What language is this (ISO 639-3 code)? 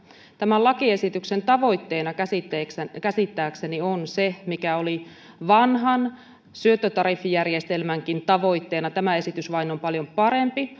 fin